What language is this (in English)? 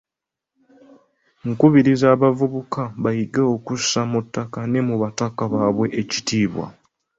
Ganda